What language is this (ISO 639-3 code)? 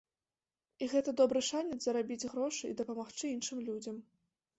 bel